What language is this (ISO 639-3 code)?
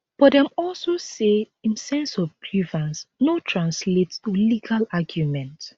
pcm